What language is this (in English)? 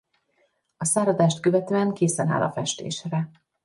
Hungarian